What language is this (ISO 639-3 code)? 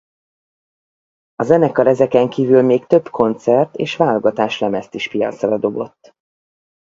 hun